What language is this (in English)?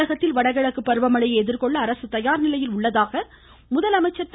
Tamil